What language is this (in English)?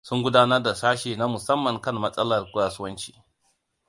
Hausa